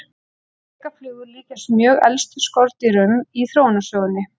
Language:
Icelandic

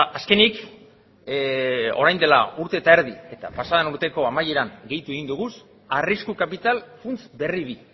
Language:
Basque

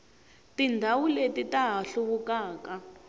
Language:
Tsonga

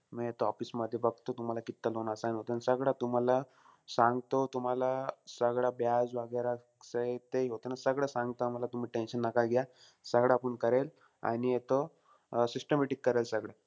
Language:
Marathi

